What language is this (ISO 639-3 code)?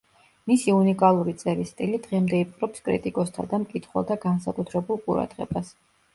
kat